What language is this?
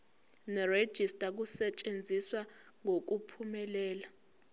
Zulu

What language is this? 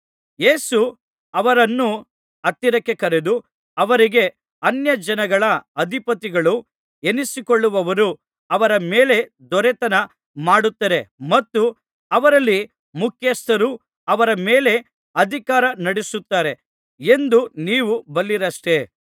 Kannada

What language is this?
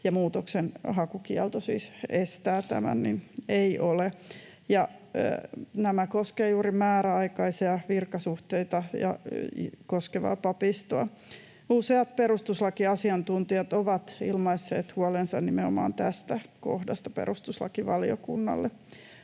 Finnish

